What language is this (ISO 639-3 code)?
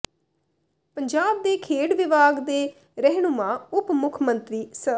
pan